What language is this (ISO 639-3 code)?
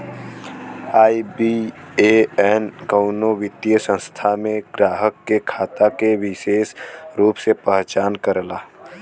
bho